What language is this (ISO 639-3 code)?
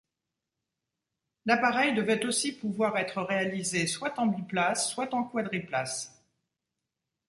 fra